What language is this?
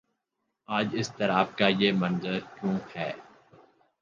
Urdu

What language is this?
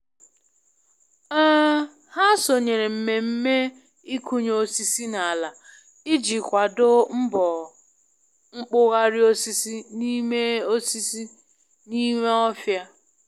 Igbo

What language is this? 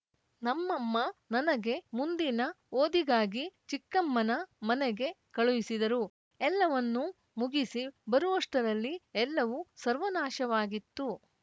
Kannada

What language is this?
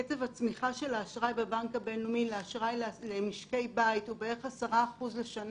Hebrew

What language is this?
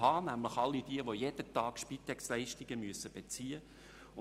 Swiss German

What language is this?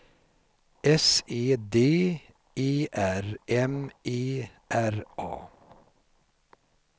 Swedish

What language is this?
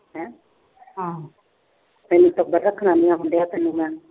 Punjabi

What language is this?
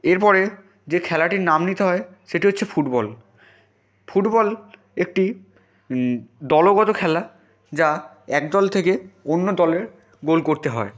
Bangla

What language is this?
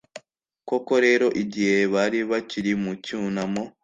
Kinyarwanda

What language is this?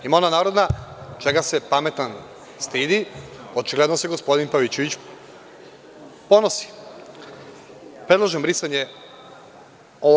Serbian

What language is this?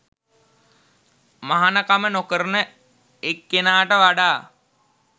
Sinhala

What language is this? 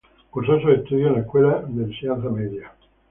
Spanish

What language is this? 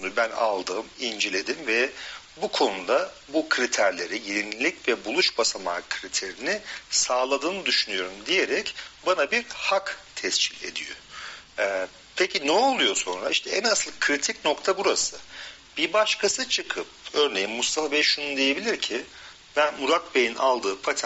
Turkish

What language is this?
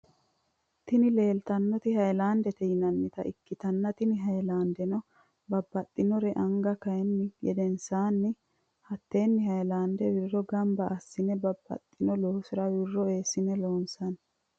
Sidamo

